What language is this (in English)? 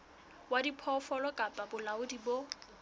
Southern Sotho